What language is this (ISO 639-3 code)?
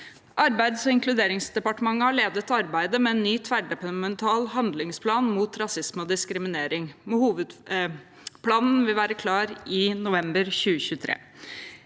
nor